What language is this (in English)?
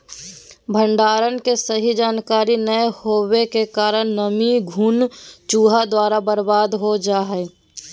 Magahi